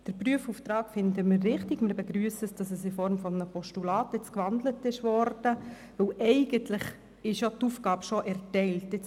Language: Swiss German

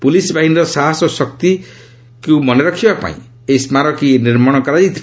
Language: Odia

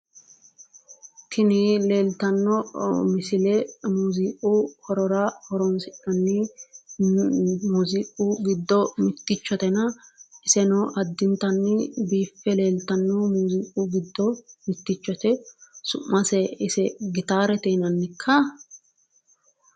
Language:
Sidamo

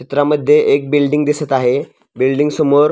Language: Marathi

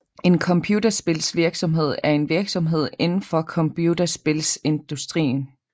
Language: Danish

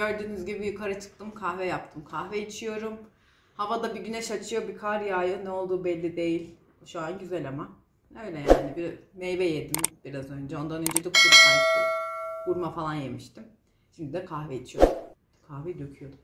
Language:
Turkish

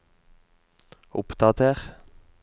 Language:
Norwegian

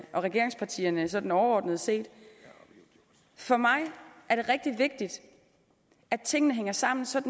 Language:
Danish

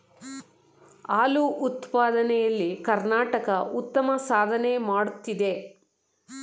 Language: Kannada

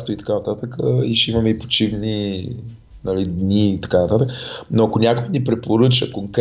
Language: Bulgarian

